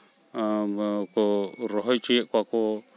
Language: Santali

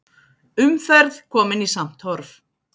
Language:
Icelandic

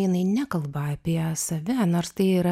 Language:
Lithuanian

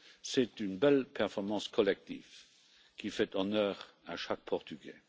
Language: French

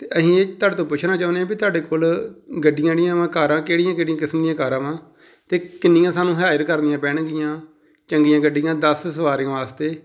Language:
Punjabi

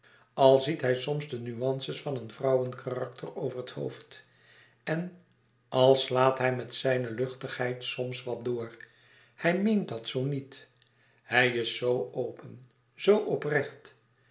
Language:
Dutch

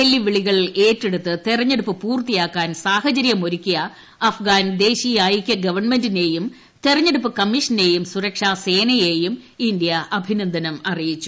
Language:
Malayalam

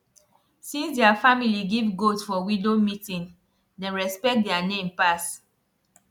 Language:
Nigerian Pidgin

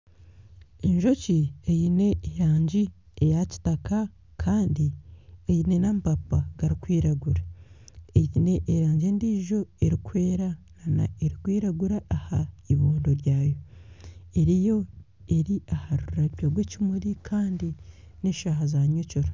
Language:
Nyankole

